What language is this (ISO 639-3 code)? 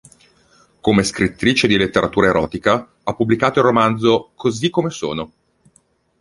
ita